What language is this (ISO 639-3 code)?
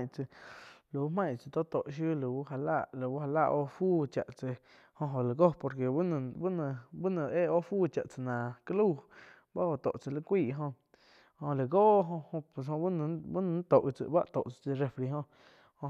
chq